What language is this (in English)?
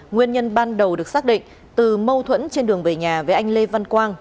Vietnamese